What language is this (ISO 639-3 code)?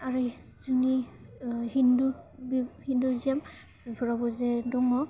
brx